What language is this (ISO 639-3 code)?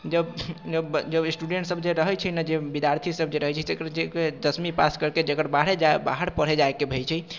mai